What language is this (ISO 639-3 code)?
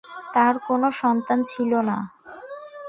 ben